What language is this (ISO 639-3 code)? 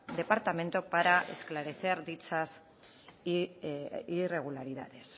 spa